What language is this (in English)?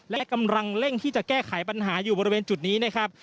Thai